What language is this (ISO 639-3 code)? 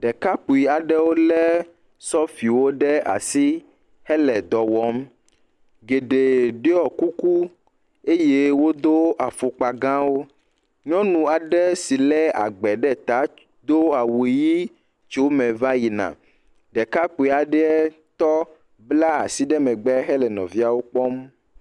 ewe